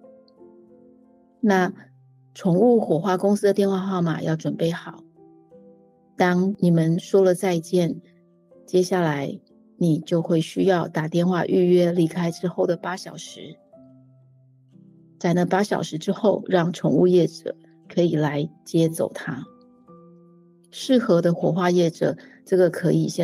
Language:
Chinese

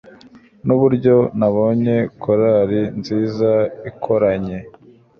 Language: Kinyarwanda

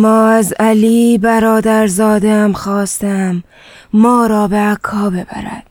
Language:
Persian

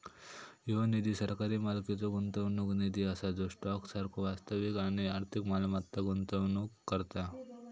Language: Marathi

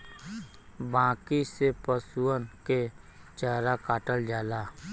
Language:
Bhojpuri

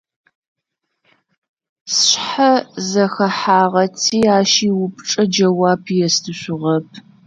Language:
Adyghe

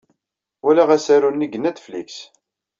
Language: Kabyle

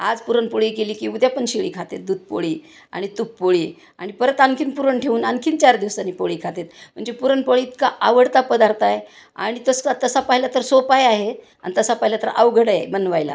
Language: Marathi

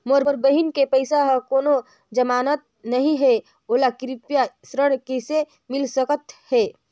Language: Chhattisgarhi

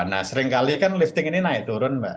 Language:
Indonesian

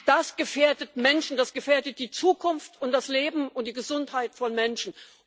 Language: German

